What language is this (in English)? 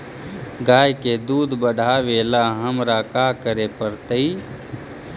Magahi